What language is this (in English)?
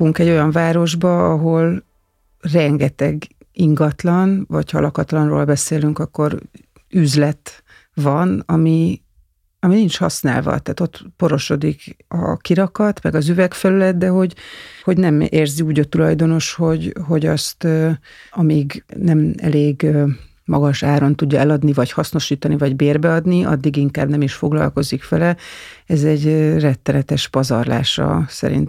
Hungarian